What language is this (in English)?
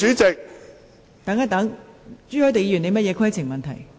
Cantonese